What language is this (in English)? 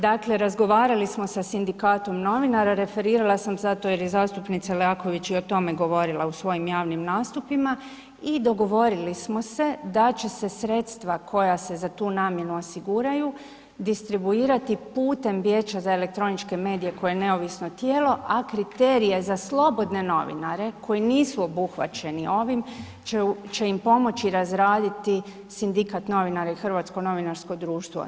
Croatian